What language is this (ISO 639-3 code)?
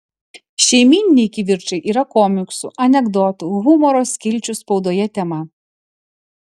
lit